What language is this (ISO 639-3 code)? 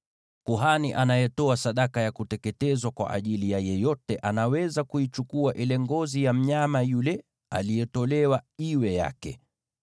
swa